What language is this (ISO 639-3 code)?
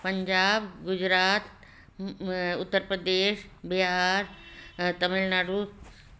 snd